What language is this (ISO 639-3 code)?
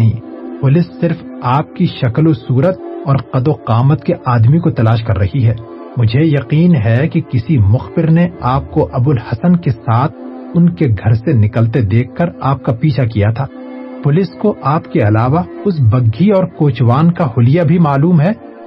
urd